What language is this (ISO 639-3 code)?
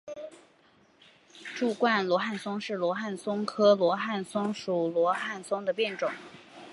zho